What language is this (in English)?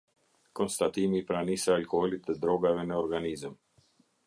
Albanian